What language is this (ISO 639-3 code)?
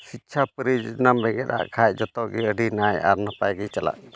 sat